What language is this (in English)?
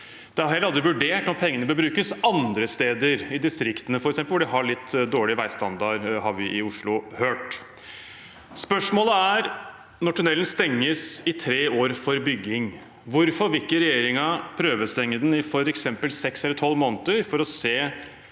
Norwegian